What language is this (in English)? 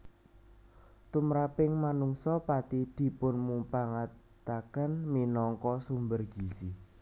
Javanese